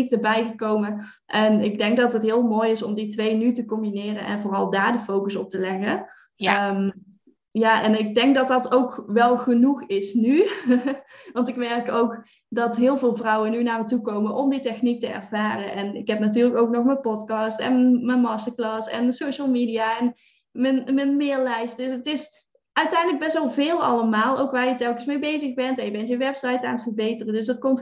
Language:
Dutch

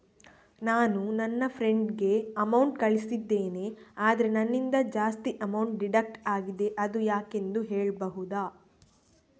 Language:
Kannada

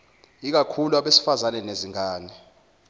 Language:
Zulu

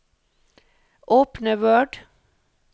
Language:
Norwegian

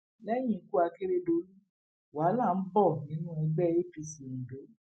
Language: Yoruba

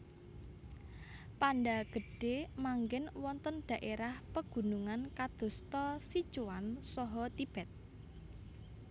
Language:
Javanese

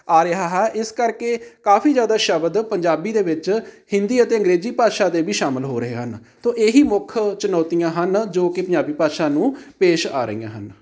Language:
Punjabi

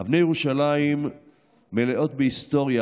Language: Hebrew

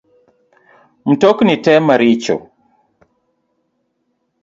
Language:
Luo (Kenya and Tanzania)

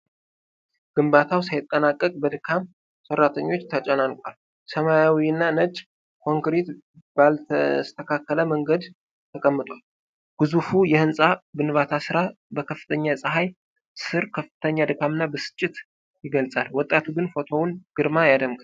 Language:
Amharic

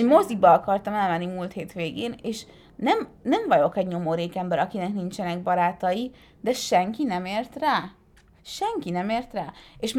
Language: Hungarian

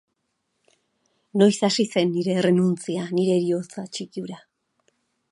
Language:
Basque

